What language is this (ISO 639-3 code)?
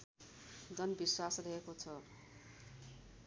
nep